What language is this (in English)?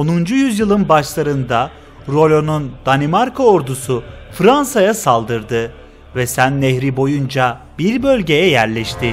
Turkish